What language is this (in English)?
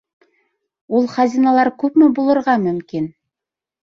Bashkir